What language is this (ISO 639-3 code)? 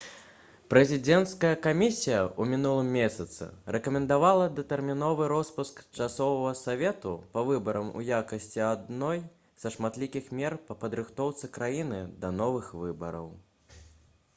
bel